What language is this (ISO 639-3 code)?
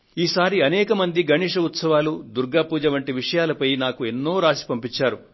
tel